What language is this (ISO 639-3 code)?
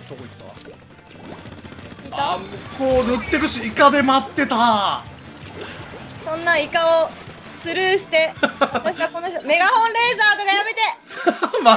jpn